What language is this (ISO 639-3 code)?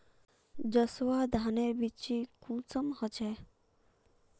mag